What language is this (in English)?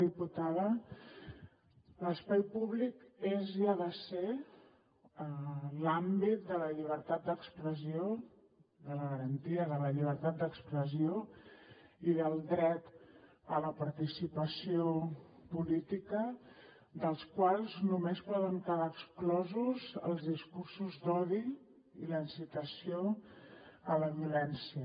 Catalan